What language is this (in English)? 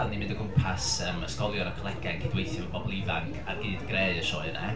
Welsh